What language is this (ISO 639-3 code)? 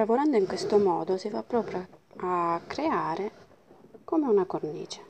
ita